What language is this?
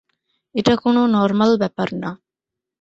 Bangla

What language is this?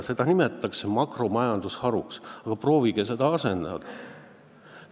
Estonian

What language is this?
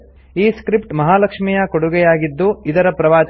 Kannada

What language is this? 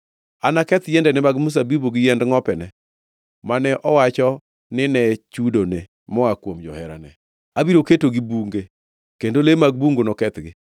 Luo (Kenya and Tanzania)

